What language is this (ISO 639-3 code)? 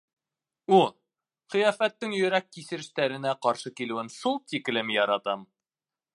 bak